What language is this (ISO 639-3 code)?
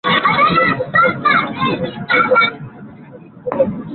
swa